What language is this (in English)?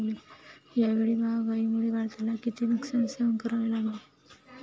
Marathi